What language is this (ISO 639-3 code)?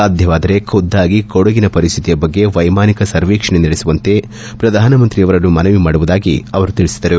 kan